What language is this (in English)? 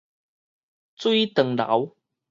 Min Nan Chinese